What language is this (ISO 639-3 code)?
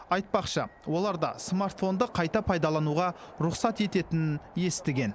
kaz